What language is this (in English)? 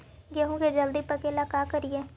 Magahi